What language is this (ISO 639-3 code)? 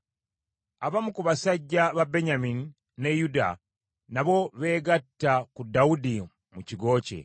lug